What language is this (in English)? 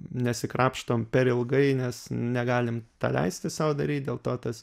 Lithuanian